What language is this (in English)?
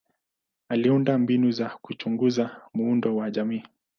Swahili